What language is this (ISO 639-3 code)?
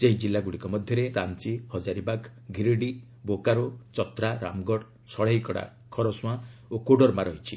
ori